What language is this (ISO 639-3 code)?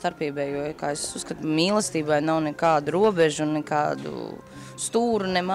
lav